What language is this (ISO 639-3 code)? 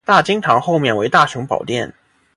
zho